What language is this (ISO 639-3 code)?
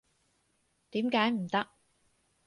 yue